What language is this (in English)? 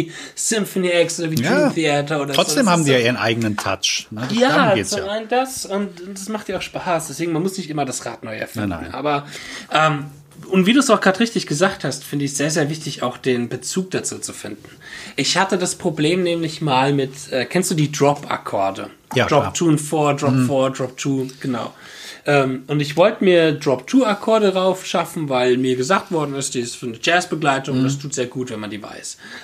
German